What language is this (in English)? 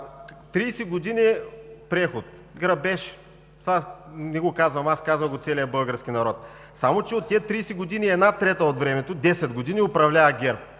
Bulgarian